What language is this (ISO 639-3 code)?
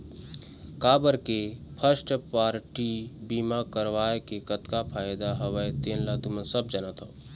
hne